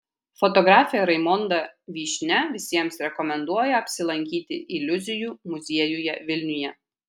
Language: Lithuanian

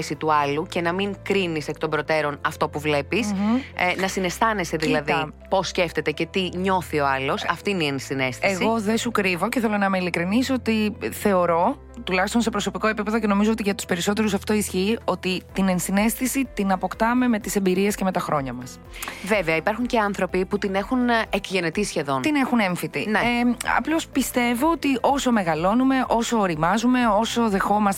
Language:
Greek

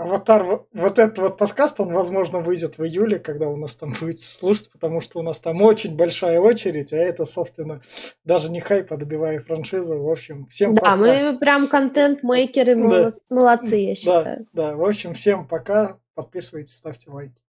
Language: Russian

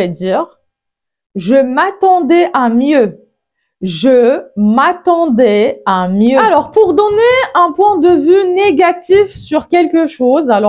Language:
French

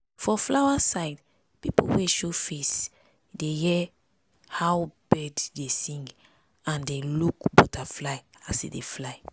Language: Nigerian Pidgin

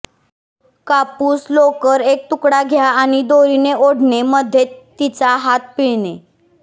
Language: Marathi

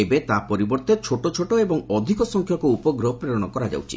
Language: Odia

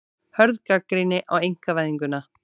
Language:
Icelandic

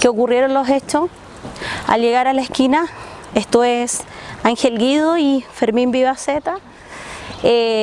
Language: Spanish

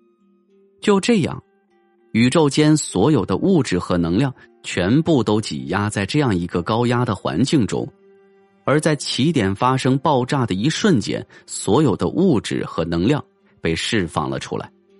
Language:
Chinese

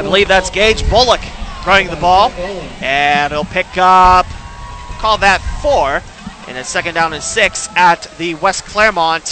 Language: English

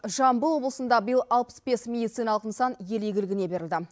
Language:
Kazakh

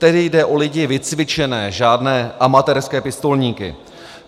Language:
Czech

